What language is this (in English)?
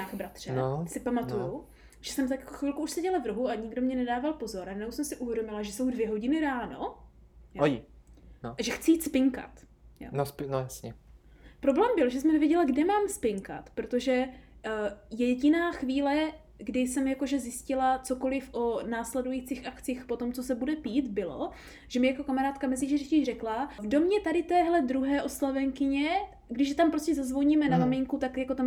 Czech